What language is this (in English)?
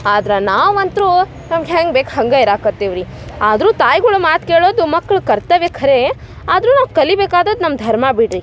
Kannada